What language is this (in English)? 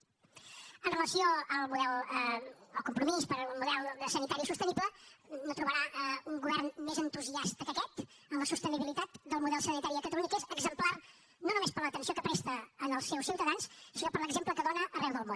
Catalan